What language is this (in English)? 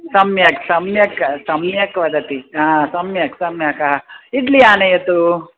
Sanskrit